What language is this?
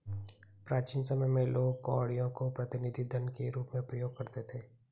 Hindi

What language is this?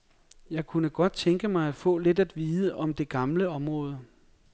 Danish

